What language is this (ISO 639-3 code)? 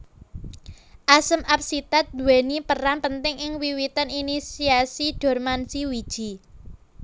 jav